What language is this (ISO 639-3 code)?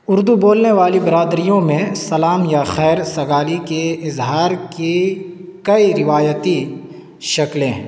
urd